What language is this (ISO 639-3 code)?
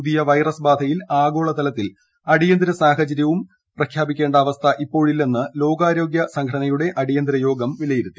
mal